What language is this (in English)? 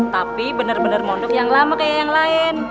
Indonesian